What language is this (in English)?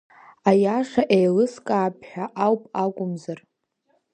Abkhazian